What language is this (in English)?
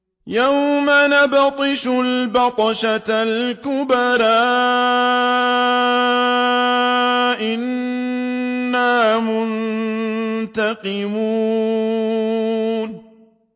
Arabic